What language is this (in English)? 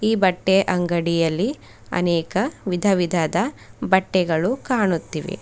Kannada